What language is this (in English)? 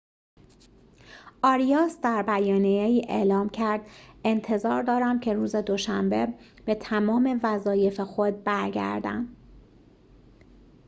Persian